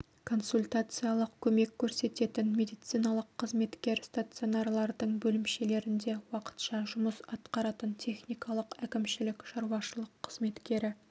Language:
Kazakh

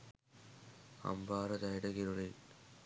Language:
Sinhala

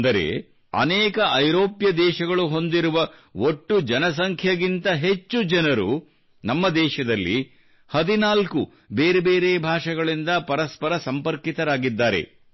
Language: Kannada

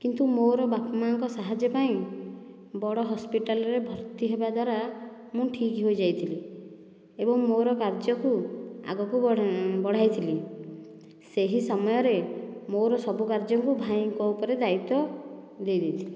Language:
Odia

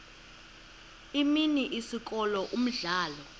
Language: Xhosa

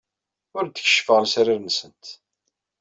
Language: Kabyle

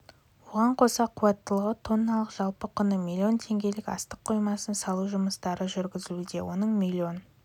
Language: Kazakh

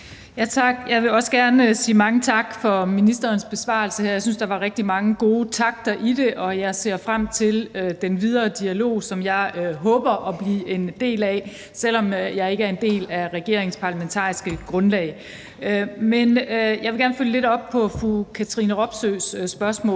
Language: Danish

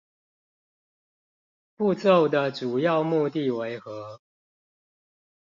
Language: Chinese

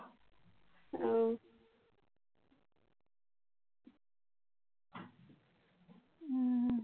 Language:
Assamese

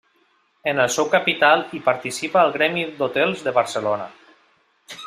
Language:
Catalan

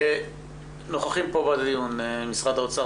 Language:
Hebrew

